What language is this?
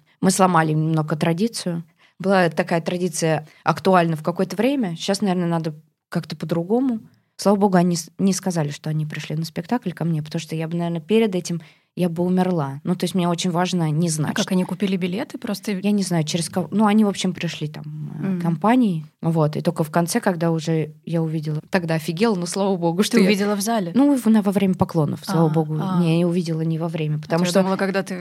Russian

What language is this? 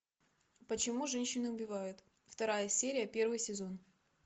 Russian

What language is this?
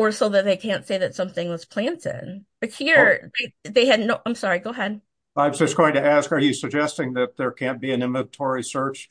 English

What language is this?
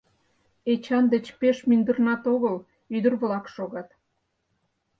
Mari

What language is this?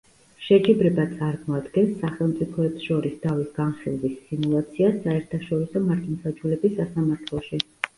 Georgian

